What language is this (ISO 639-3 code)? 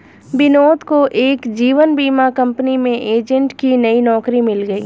hin